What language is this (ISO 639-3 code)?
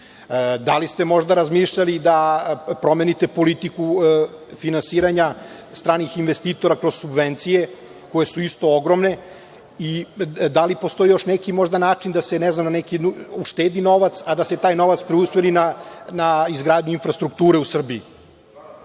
srp